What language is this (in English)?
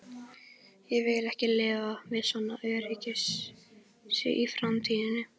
Icelandic